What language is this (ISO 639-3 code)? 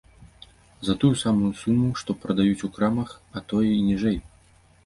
bel